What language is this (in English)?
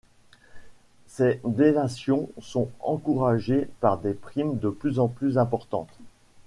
French